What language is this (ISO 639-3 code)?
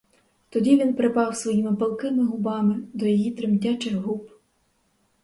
ukr